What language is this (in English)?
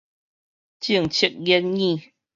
Min Nan Chinese